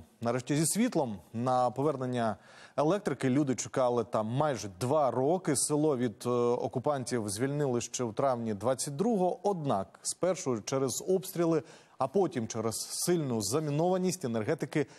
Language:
Ukrainian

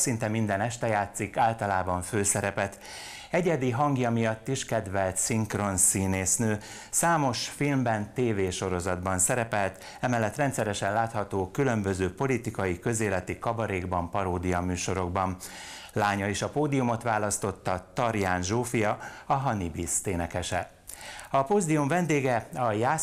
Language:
Hungarian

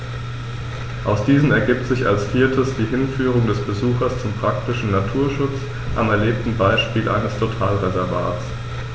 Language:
German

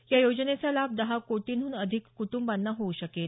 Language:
Marathi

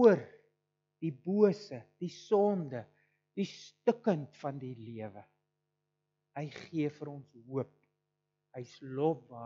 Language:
Dutch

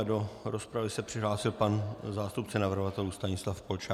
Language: Czech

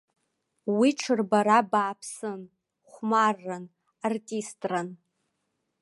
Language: Abkhazian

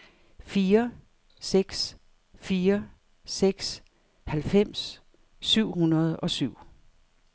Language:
Danish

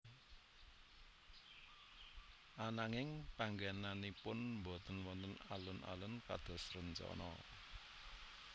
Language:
Javanese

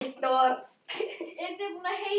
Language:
Icelandic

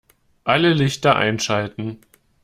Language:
German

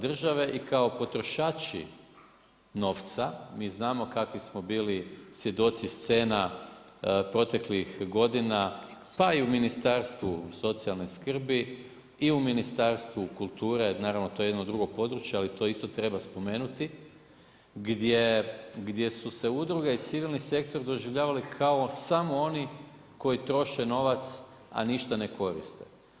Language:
Croatian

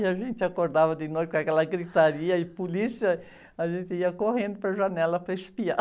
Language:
Portuguese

